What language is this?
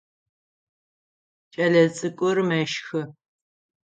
Adyghe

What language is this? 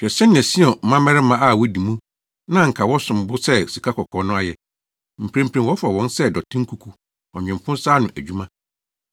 Akan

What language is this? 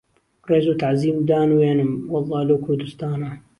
Central Kurdish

